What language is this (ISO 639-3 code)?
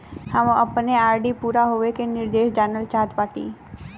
bho